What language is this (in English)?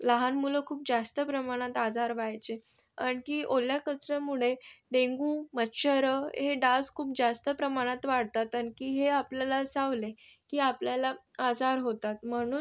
Marathi